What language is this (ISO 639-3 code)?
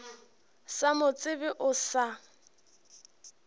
nso